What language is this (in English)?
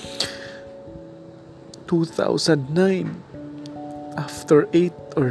Filipino